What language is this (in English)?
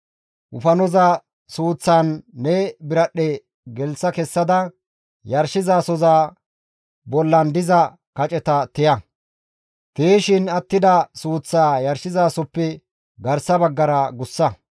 Gamo